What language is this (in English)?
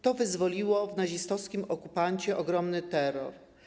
Polish